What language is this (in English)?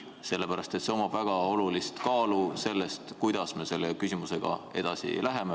Estonian